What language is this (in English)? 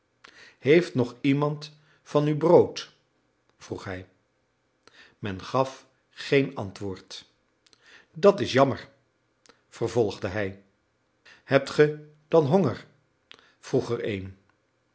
Dutch